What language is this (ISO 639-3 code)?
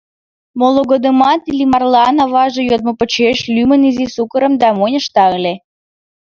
chm